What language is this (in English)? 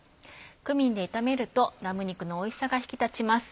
Japanese